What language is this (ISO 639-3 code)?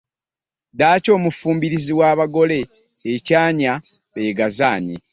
lug